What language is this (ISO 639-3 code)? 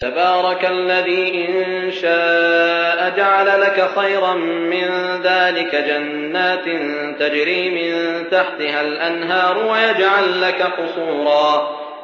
ara